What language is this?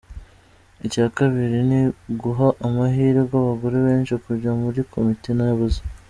Kinyarwanda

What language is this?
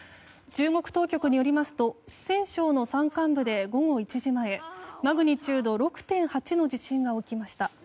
Japanese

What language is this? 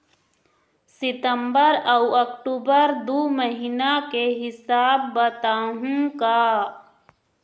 Chhattisgarhi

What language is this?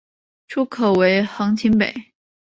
Chinese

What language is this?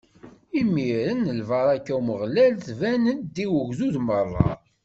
Kabyle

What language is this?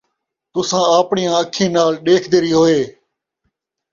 Saraiki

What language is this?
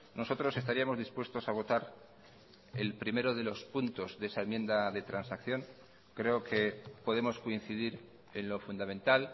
Spanish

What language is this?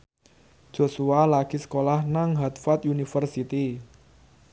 Javanese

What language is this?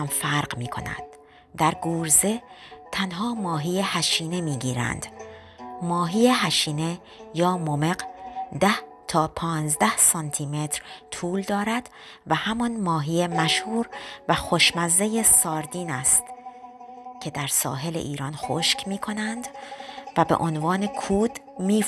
Persian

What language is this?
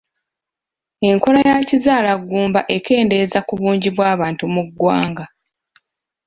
Ganda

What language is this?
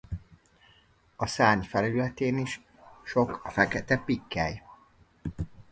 Hungarian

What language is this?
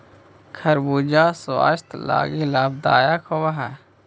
Magahi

